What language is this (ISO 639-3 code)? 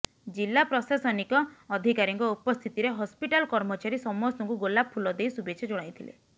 ori